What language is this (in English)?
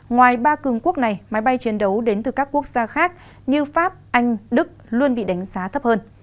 Vietnamese